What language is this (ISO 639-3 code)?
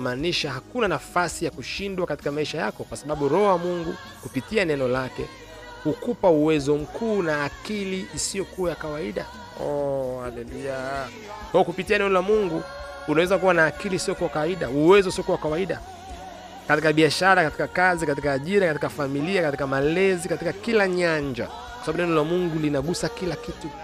swa